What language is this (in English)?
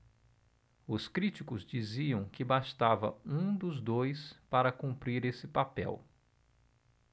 Portuguese